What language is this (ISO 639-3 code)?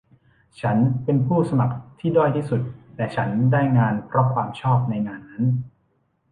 tha